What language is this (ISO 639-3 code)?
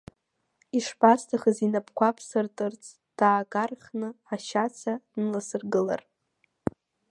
abk